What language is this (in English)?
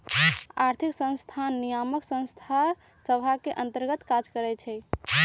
Magahi